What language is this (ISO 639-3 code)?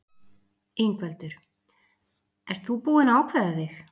isl